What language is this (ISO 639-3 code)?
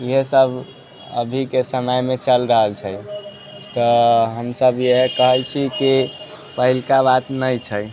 mai